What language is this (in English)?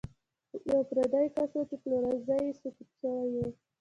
Pashto